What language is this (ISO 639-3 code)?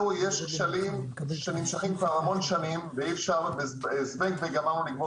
heb